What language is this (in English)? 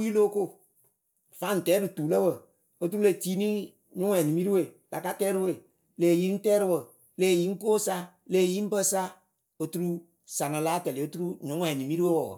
Akebu